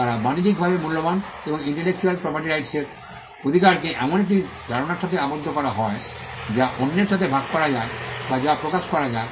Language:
Bangla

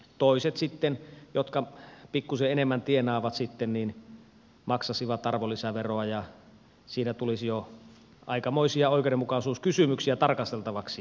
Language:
Finnish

